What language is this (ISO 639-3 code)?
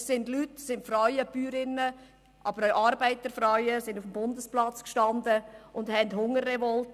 gsw